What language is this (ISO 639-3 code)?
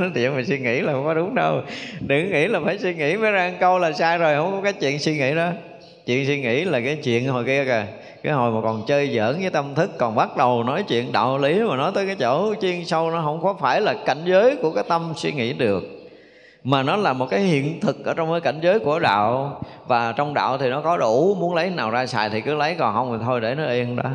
vie